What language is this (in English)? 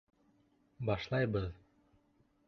Bashkir